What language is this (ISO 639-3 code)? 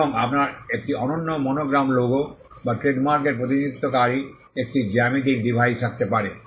ben